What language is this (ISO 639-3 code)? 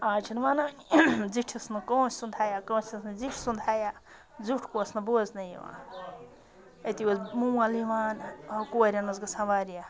kas